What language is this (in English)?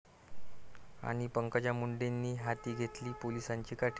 Marathi